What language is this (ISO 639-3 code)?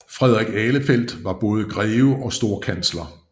dan